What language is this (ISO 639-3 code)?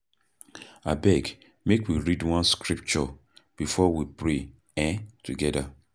pcm